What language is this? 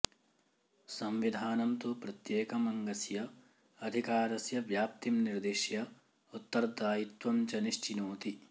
Sanskrit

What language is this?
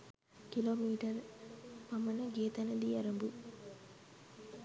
Sinhala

